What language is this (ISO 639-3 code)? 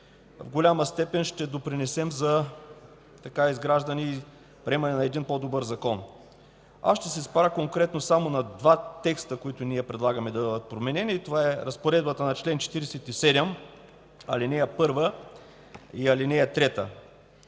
bul